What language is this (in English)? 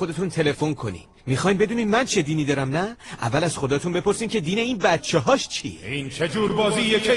Persian